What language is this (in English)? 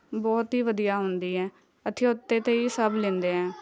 Punjabi